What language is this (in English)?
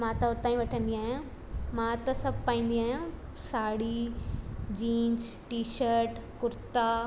Sindhi